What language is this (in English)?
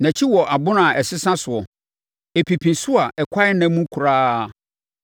Akan